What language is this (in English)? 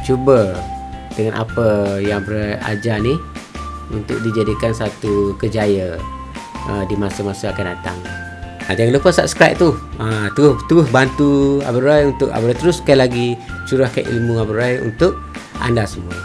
Malay